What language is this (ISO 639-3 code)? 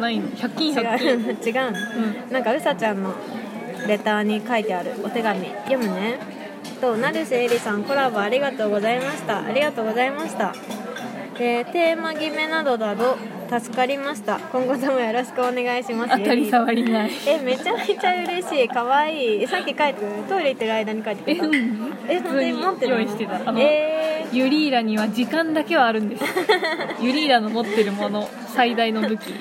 jpn